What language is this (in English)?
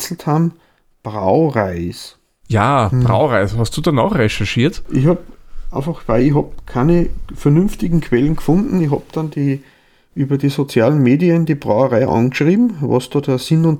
German